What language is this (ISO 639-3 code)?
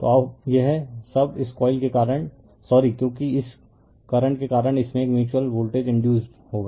hin